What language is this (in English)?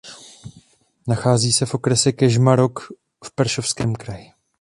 Czech